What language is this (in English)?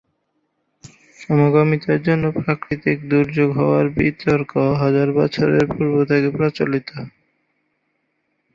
Bangla